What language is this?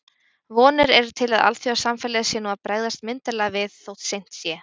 Icelandic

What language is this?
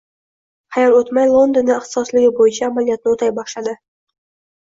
Uzbek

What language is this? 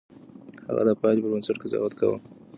Pashto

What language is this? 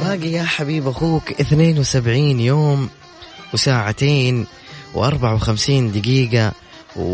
Arabic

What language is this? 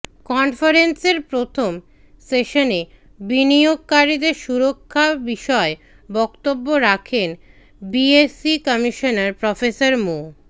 Bangla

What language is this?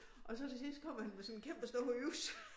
Danish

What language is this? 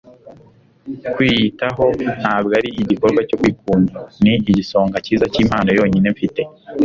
Kinyarwanda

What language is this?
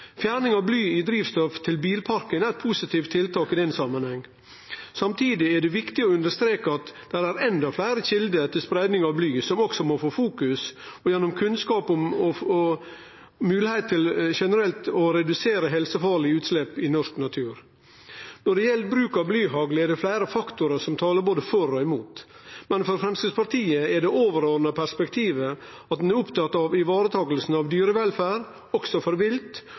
Norwegian Nynorsk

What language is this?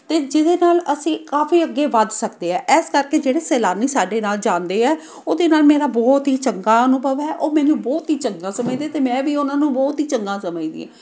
Punjabi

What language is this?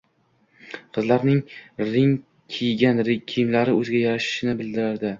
Uzbek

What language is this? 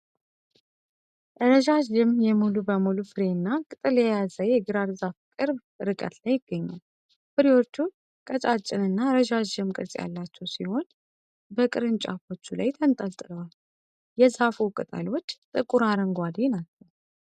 Amharic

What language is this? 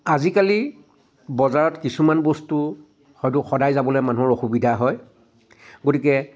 Assamese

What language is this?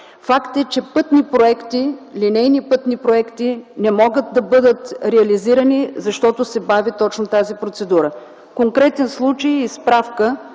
Bulgarian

